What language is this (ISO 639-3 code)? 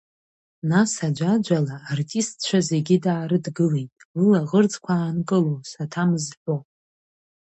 abk